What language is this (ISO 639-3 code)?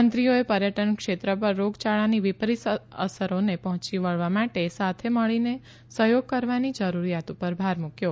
guj